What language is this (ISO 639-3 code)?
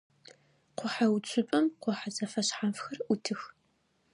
ady